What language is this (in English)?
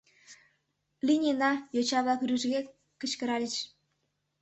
Mari